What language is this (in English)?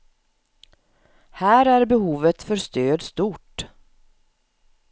Swedish